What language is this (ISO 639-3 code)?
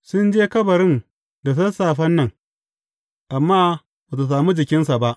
hau